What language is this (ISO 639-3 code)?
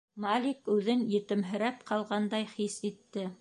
bak